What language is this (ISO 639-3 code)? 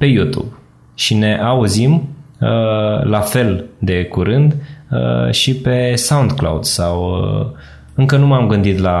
ron